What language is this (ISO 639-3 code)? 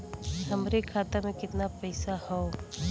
bho